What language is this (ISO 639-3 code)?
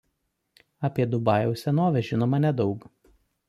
lit